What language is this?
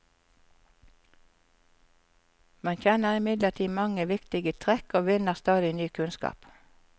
Norwegian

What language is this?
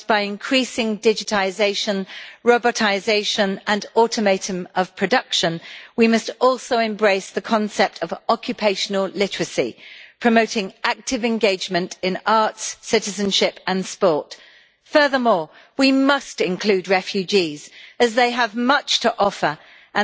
English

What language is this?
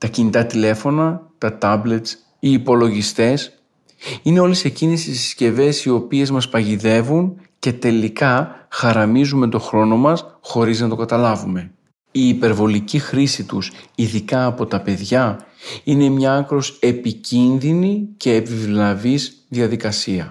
Greek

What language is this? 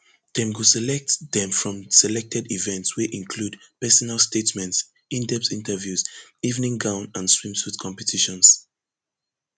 Nigerian Pidgin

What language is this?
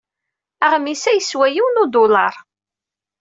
Kabyle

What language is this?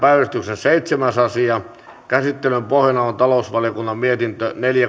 Finnish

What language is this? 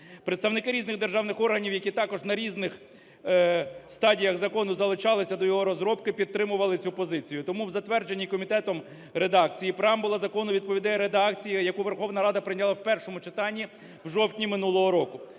Ukrainian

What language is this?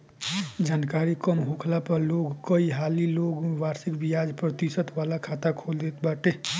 Bhojpuri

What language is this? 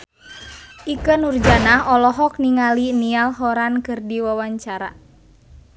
Sundanese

